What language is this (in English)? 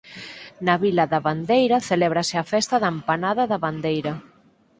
Galician